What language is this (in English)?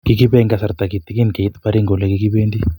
Kalenjin